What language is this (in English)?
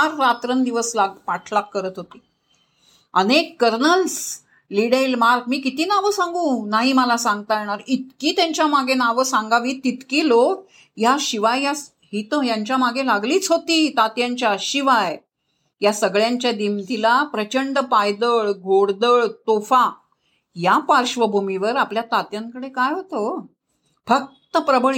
Marathi